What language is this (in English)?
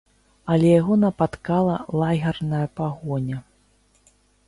Belarusian